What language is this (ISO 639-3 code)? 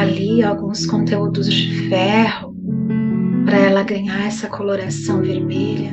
por